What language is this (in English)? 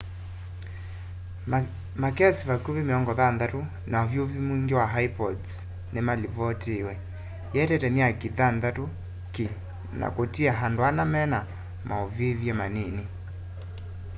Kamba